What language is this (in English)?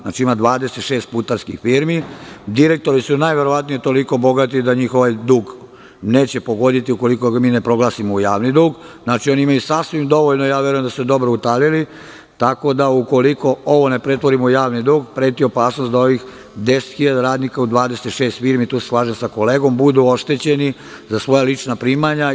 Serbian